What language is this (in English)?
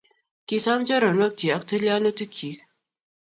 Kalenjin